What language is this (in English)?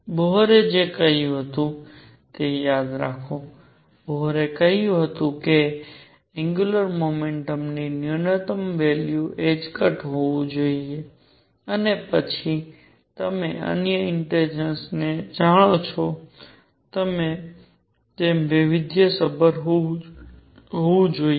Gujarati